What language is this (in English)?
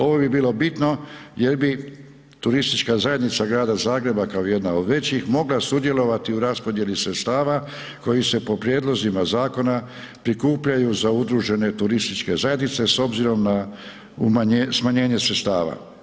Croatian